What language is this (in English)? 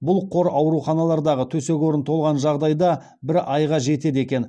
Kazakh